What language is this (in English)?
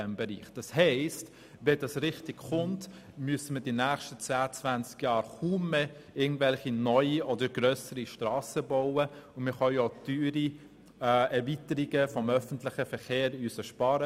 Swiss German